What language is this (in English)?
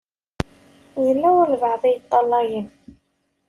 Kabyle